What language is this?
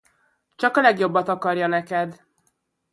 Hungarian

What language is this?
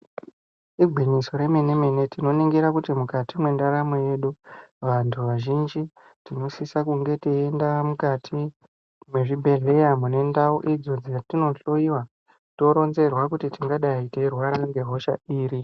Ndau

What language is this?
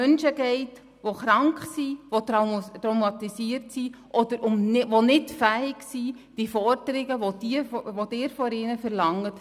Swiss German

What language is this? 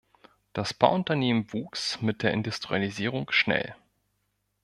German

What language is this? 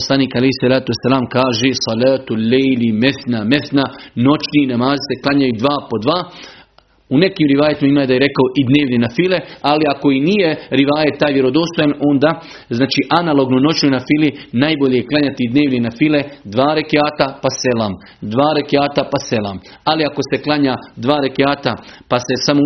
Croatian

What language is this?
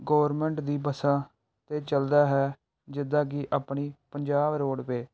Punjabi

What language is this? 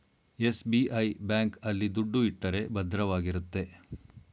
Kannada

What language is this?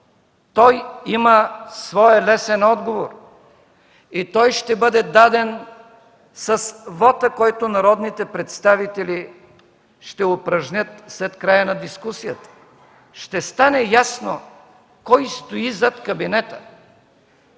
Bulgarian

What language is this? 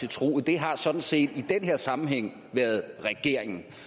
Danish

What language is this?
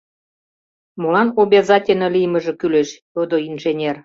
Mari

